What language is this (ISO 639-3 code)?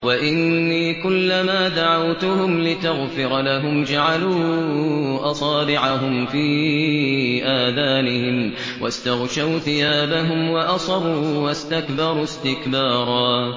ara